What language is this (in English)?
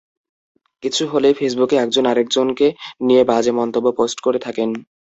Bangla